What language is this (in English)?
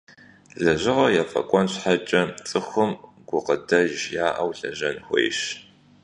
Kabardian